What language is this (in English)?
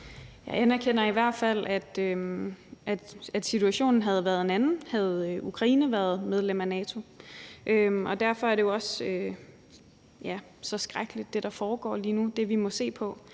Danish